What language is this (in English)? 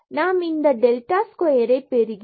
Tamil